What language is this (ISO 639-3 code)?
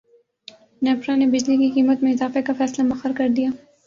urd